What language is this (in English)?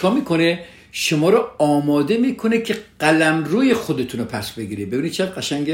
Persian